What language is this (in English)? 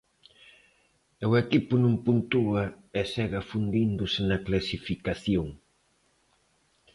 Galician